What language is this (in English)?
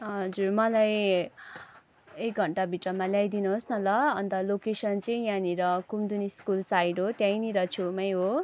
Nepali